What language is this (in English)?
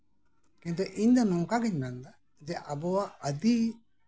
Santali